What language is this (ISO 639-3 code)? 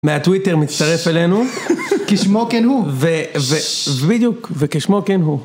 heb